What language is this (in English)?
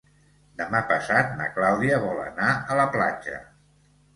Catalan